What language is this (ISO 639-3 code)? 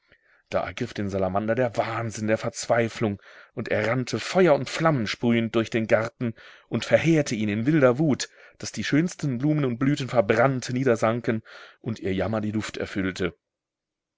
deu